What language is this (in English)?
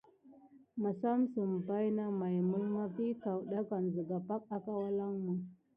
Gidar